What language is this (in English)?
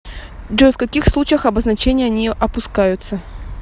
Russian